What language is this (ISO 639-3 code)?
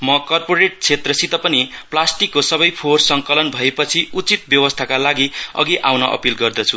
nep